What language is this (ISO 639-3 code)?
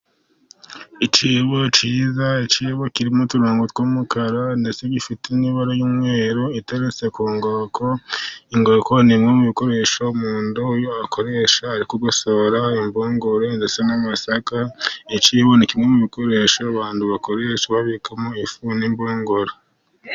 kin